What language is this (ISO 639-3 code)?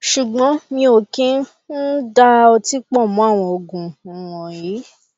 yor